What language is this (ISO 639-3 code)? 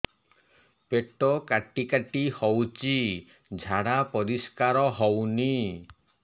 ori